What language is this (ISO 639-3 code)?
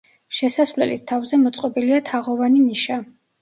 kat